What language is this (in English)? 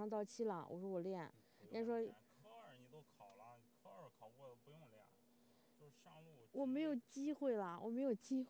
Chinese